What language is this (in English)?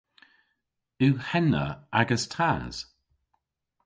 Cornish